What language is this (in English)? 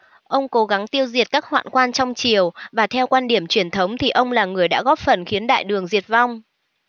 Vietnamese